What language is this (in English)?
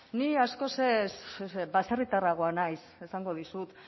Basque